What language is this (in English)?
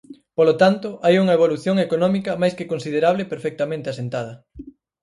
Galician